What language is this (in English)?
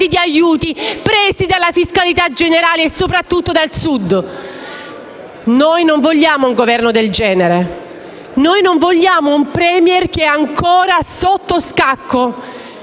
Italian